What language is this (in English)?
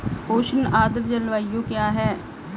Hindi